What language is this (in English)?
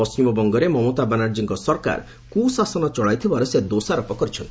Odia